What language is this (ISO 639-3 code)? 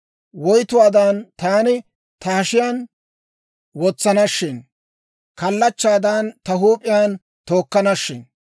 dwr